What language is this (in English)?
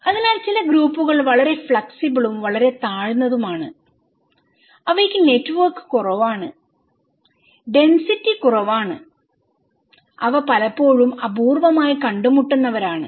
Malayalam